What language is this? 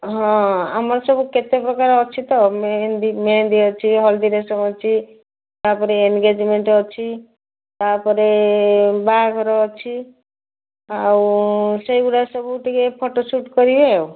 Odia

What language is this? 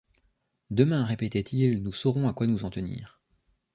French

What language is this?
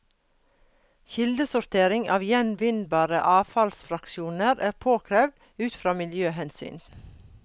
Norwegian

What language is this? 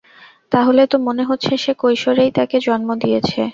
Bangla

